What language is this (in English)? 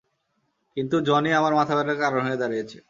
Bangla